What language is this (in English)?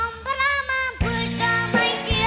Thai